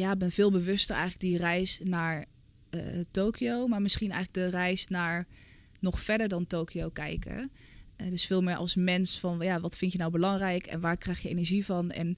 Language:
Dutch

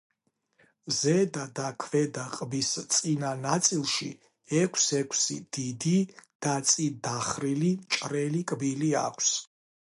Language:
Georgian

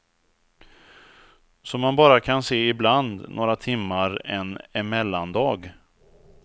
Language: Swedish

